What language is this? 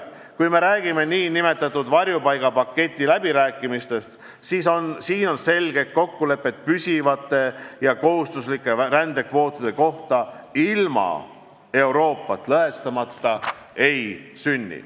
Estonian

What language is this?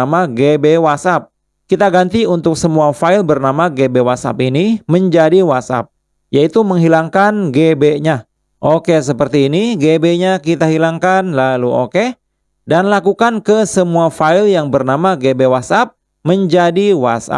Indonesian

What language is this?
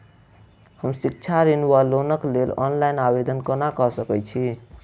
Maithili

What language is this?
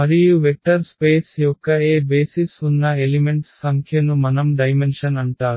Telugu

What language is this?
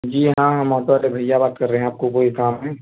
Urdu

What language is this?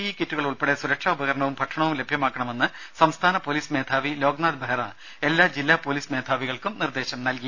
Malayalam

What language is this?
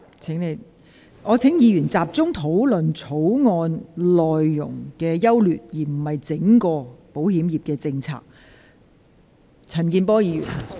Cantonese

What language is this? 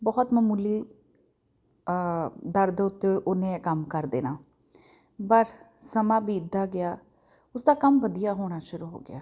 Punjabi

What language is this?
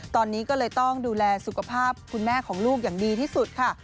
Thai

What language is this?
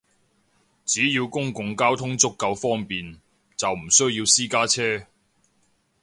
Cantonese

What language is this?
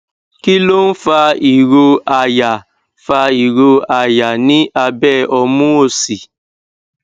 Yoruba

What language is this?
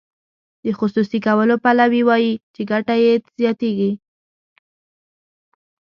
Pashto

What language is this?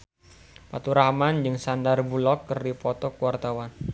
Sundanese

